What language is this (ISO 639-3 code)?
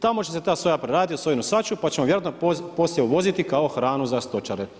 hrv